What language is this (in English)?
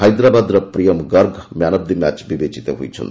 Odia